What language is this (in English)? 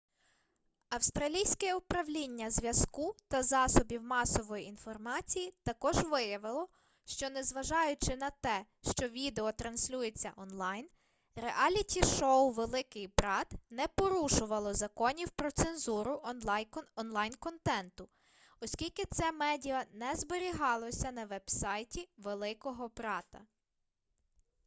Ukrainian